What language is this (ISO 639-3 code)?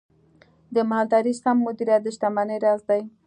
pus